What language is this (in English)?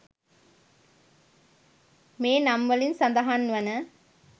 Sinhala